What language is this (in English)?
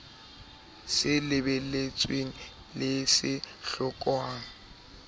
Southern Sotho